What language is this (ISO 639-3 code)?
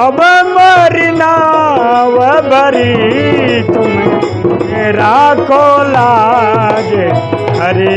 hin